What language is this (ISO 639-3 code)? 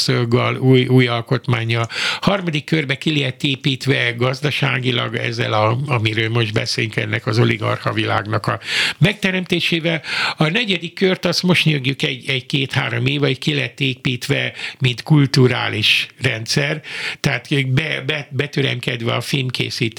hun